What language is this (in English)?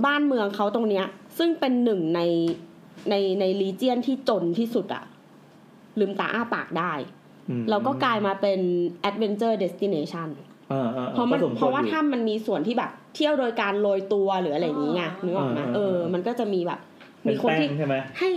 Thai